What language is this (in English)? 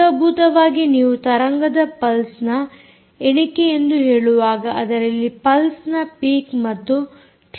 Kannada